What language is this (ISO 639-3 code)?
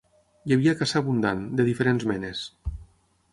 cat